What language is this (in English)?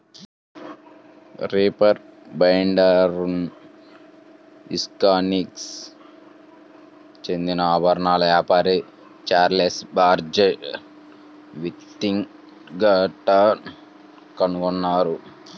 Telugu